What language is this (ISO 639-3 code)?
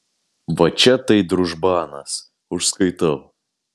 lit